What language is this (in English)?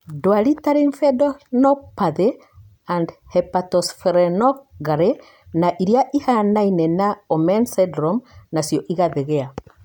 Kikuyu